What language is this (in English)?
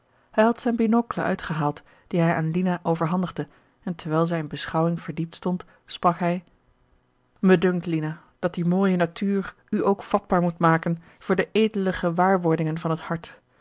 Dutch